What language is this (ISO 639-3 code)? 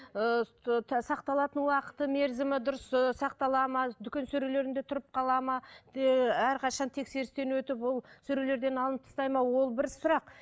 kaz